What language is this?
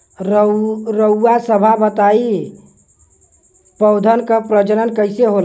Bhojpuri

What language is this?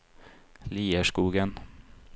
Norwegian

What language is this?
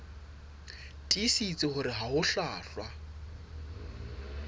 Southern Sotho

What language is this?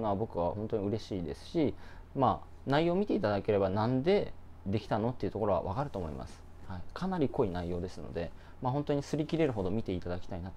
Japanese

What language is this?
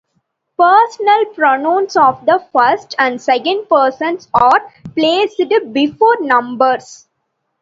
English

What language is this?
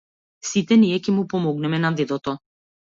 Macedonian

